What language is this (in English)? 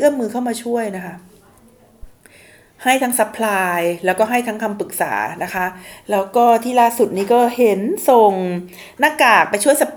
Thai